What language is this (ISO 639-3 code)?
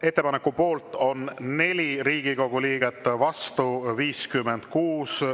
est